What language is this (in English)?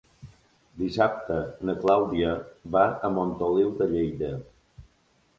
Catalan